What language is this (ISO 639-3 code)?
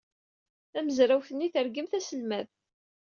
kab